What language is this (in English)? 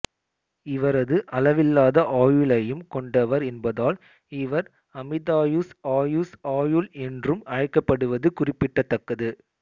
Tamil